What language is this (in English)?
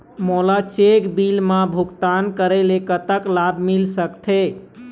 Chhattisgarhi